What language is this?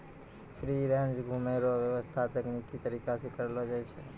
Maithili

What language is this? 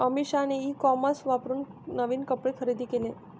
Marathi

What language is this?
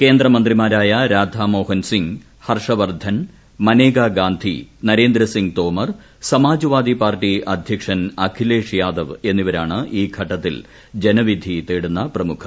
Malayalam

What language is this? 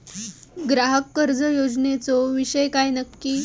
Marathi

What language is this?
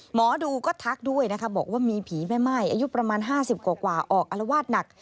Thai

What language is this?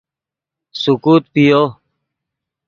Yidgha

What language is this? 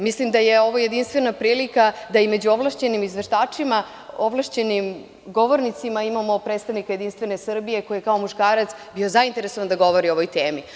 Serbian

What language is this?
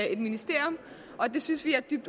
Danish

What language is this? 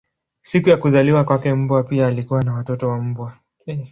Swahili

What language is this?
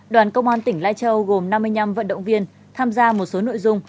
Vietnamese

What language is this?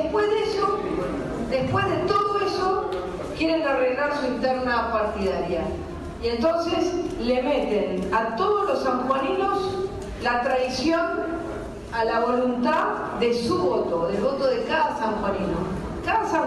Spanish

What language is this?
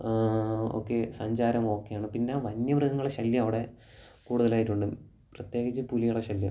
Malayalam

